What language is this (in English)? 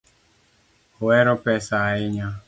Luo (Kenya and Tanzania)